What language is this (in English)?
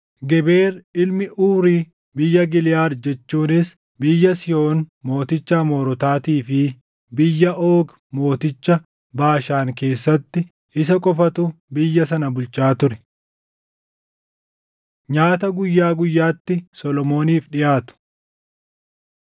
Oromo